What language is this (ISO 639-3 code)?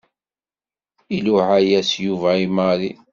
kab